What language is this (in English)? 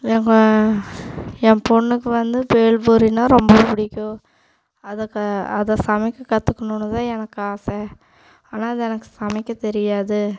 Tamil